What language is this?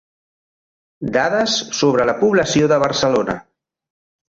Catalan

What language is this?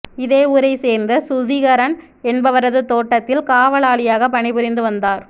Tamil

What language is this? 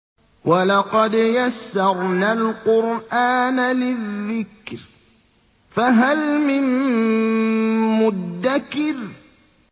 Arabic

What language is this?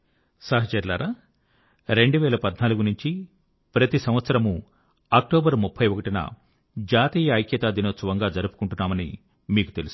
Telugu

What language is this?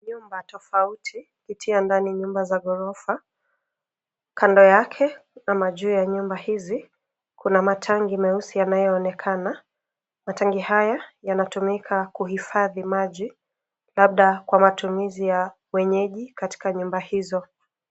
Swahili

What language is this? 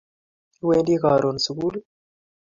Kalenjin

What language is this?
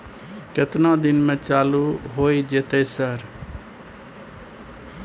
Maithili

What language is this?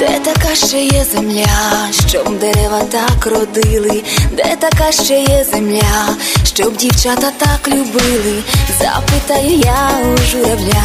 Ukrainian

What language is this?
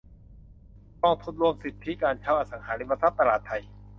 Thai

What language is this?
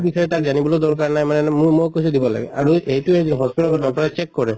Assamese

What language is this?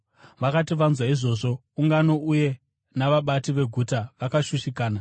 Shona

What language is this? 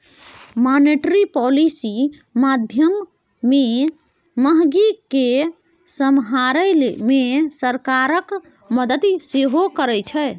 Maithili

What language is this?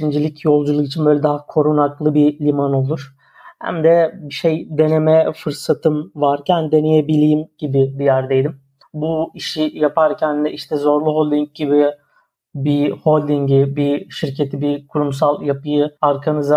Turkish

